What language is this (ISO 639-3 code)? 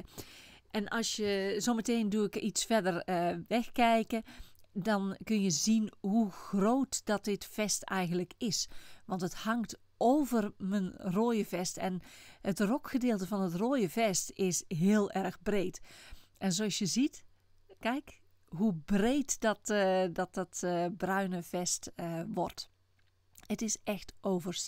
nld